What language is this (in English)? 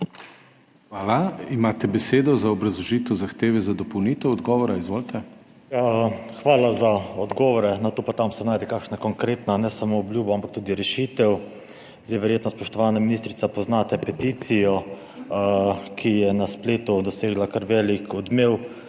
Slovenian